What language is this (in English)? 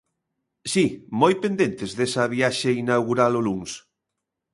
Galician